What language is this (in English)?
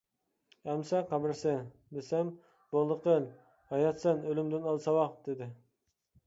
Uyghur